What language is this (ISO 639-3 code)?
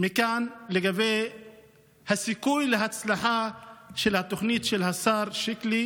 heb